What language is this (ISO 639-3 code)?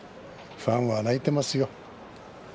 jpn